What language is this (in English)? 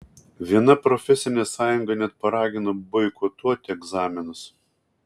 Lithuanian